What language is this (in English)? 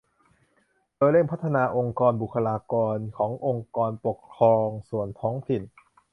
Thai